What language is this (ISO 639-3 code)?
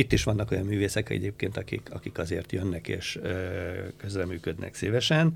hun